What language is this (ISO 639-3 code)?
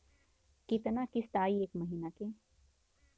bho